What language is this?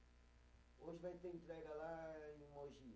Portuguese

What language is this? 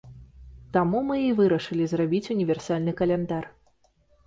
Belarusian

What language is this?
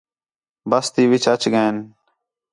Khetrani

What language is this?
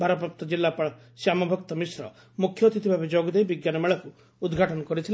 Odia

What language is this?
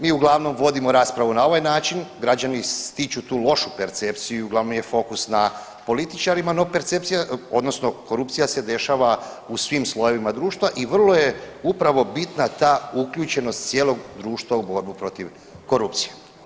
Croatian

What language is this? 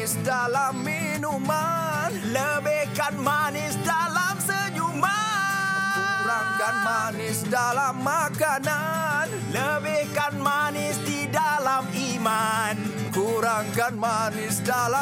Malay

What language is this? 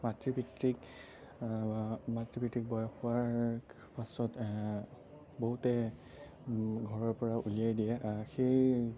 Assamese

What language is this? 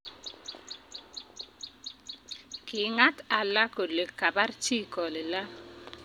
Kalenjin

